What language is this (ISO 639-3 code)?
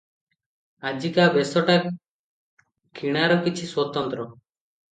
ori